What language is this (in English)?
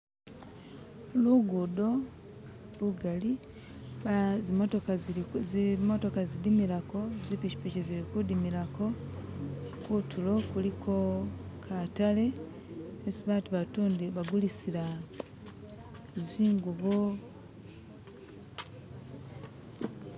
Masaaba